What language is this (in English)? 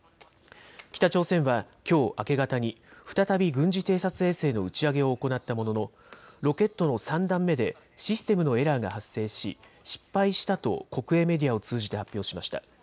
Japanese